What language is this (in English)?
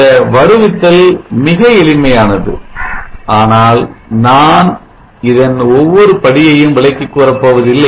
Tamil